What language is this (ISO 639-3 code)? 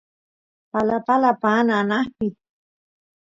qus